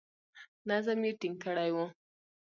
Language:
Pashto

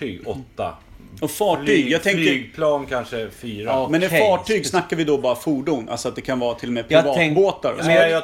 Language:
Swedish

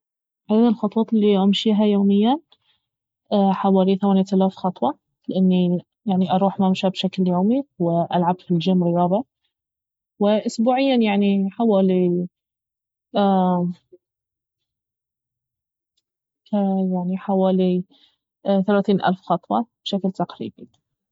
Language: Baharna Arabic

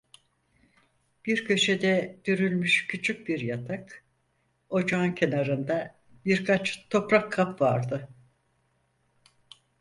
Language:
Turkish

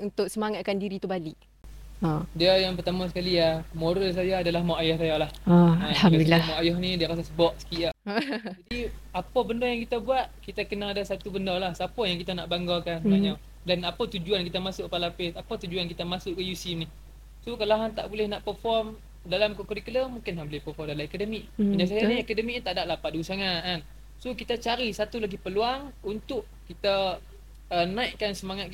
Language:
Malay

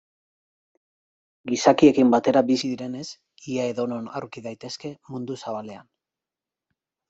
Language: Basque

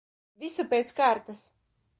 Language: Latvian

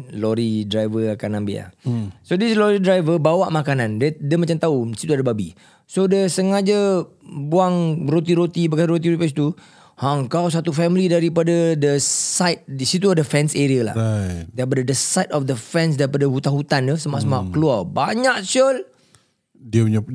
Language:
Malay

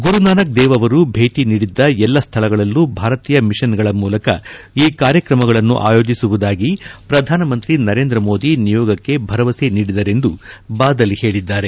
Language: Kannada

